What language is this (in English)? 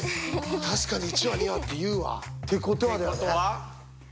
Japanese